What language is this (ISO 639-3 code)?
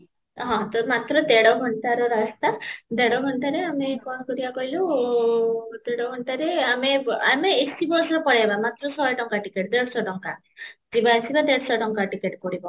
ori